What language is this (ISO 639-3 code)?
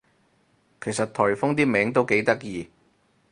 yue